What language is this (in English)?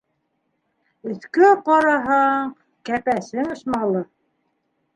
Bashkir